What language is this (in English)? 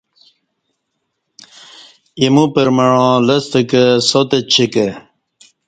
Kati